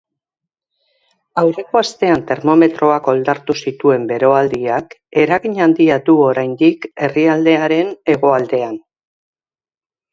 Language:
Basque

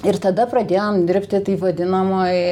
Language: Lithuanian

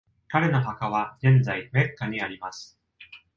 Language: Japanese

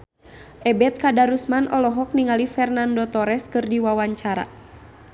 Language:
Sundanese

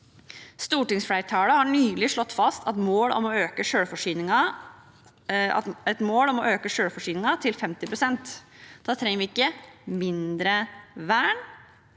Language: Norwegian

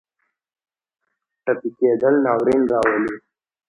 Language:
Pashto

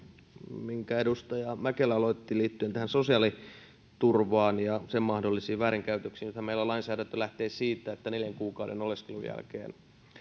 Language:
Finnish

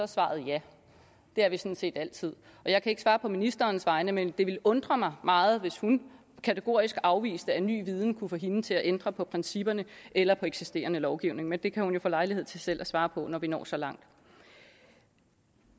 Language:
Danish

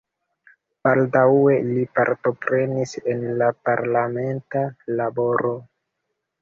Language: Esperanto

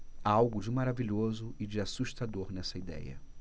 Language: Portuguese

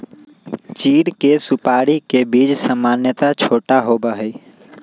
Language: Magahi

